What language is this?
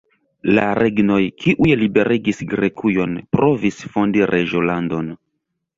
Esperanto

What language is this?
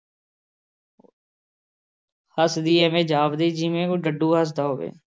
Punjabi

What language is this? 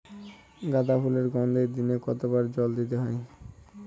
Bangla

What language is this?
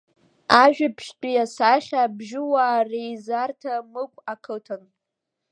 Abkhazian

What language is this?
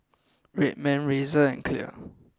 English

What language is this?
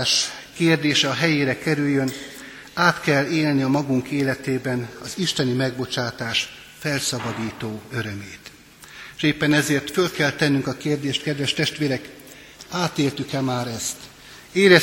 Hungarian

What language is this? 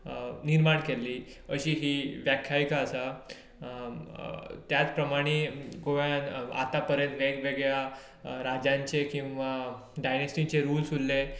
Konkani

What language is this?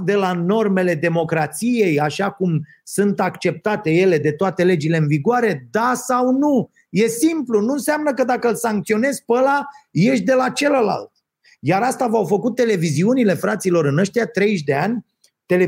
Romanian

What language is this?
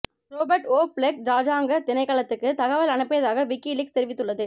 Tamil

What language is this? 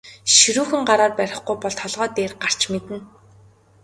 Mongolian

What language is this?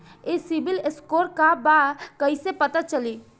Bhojpuri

